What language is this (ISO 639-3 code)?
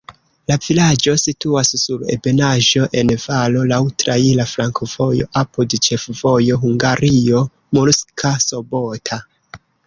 epo